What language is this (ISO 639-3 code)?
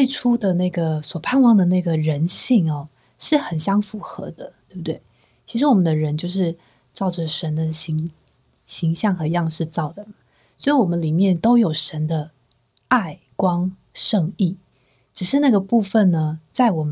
zho